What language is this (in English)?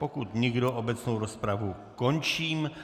Czech